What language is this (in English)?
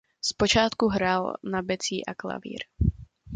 Czech